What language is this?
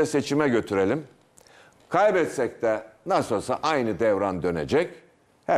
Turkish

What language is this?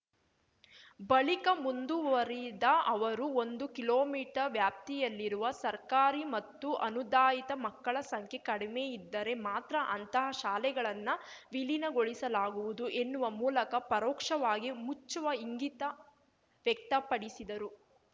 Kannada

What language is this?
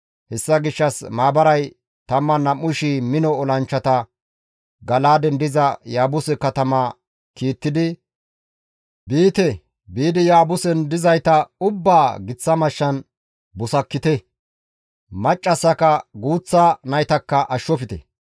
Gamo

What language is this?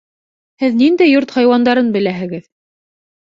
Bashkir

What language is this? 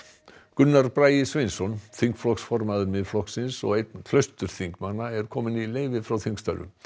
Icelandic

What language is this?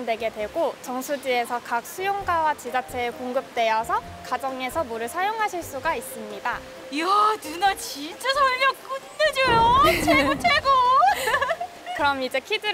Korean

